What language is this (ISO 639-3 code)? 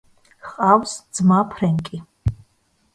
kat